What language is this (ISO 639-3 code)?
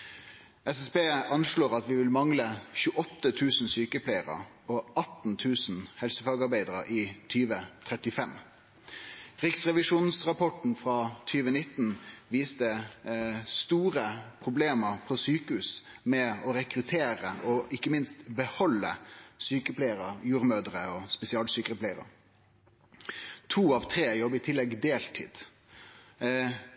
nno